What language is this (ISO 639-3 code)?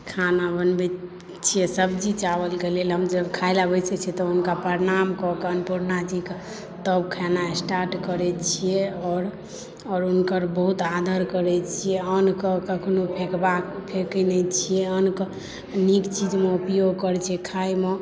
mai